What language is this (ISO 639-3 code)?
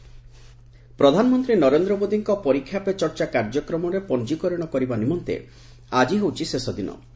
ori